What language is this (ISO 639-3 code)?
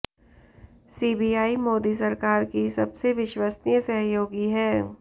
hin